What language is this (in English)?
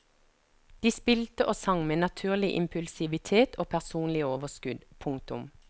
Norwegian